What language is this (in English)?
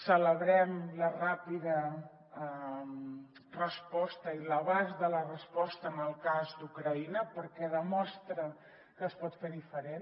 Catalan